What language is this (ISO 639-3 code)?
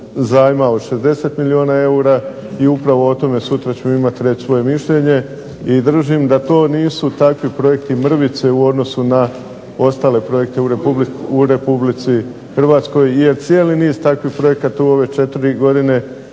hrv